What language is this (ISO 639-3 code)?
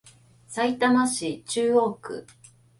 jpn